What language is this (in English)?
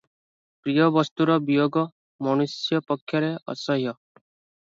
Odia